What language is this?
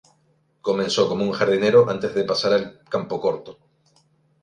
Spanish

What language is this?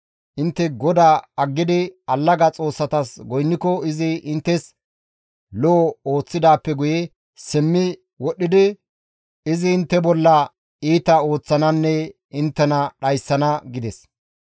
Gamo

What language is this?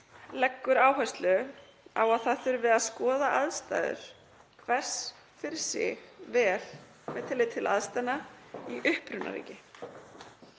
Icelandic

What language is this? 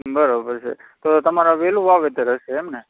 Gujarati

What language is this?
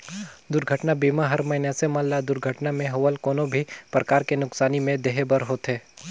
Chhattisgarhi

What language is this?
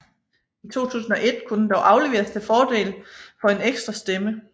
Danish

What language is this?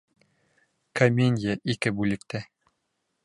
Bashkir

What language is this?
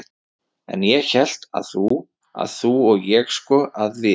Icelandic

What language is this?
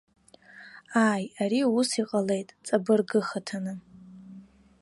Abkhazian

